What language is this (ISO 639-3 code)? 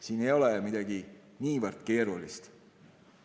est